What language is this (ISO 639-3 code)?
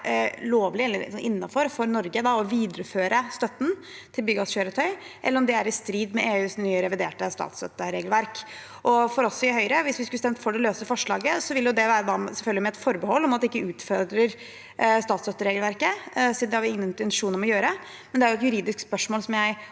nor